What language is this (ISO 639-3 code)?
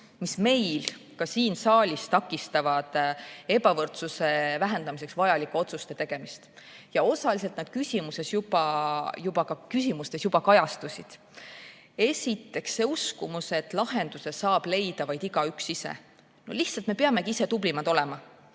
est